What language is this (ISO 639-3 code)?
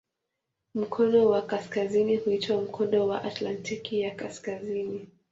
swa